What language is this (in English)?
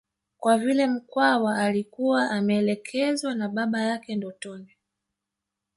Swahili